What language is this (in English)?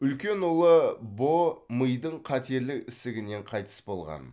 Kazakh